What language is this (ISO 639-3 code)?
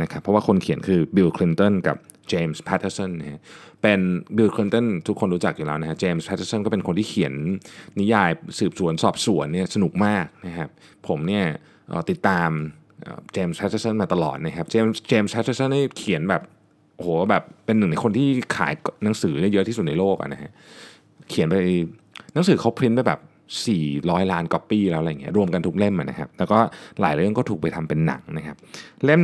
tha